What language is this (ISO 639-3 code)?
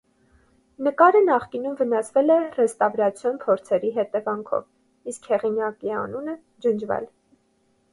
hye